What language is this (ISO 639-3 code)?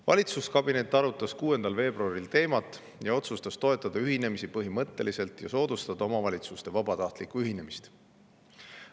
est